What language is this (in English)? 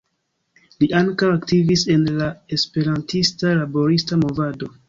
Esperanto